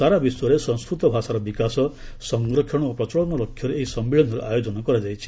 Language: Odia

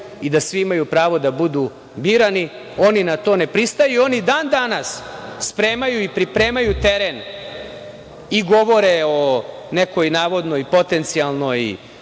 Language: Serbian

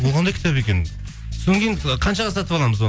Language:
Kazakh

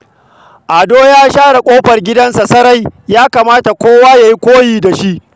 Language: Hausa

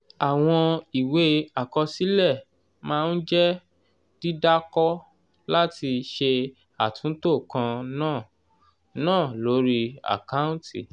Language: Yoruba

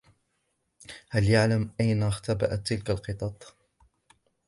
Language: Arabic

